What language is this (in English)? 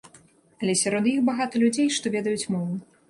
Belarusian